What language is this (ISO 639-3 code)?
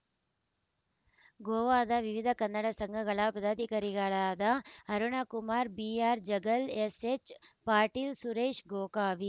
kan